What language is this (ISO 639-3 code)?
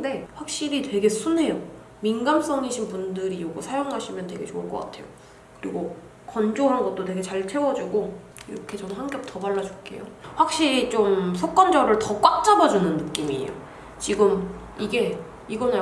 kor